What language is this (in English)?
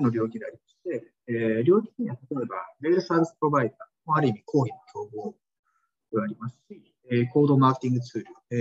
Japanese